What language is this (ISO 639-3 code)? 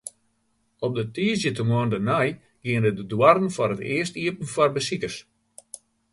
fry